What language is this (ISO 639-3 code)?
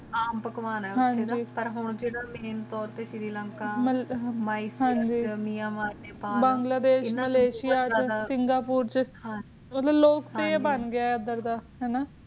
pan